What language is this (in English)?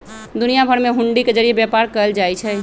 Magahi